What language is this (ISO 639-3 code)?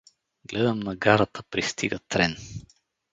bul